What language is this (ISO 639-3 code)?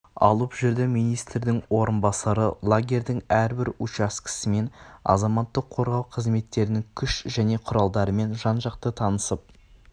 kaz